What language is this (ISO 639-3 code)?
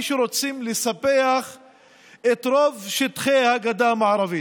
heb